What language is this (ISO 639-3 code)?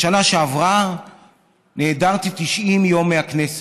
heb